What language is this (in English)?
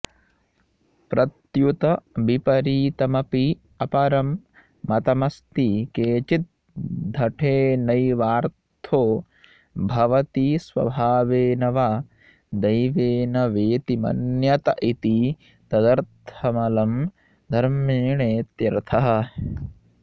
Sanskrit